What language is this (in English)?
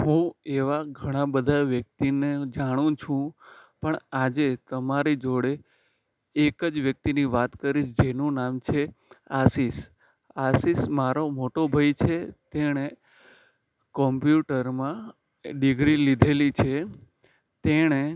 Gujarati